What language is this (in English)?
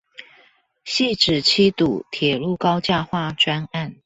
Chinese